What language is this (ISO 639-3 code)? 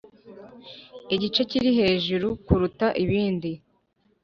kin